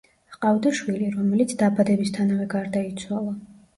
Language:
Georgian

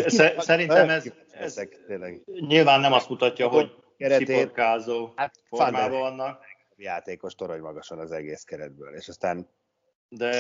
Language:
Hungarian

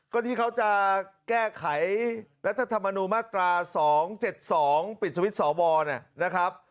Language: Thai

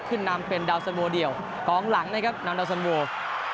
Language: Thai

